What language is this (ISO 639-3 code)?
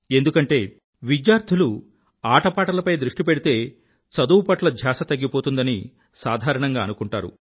tel